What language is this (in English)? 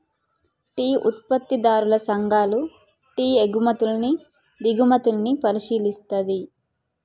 Telugu